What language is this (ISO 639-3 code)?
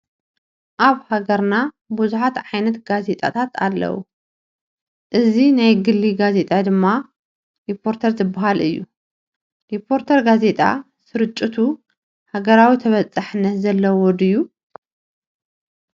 tir